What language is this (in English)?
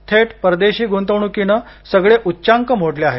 Marathi